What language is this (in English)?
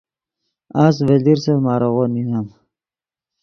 Yidgha